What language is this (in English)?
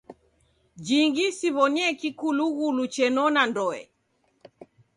Taita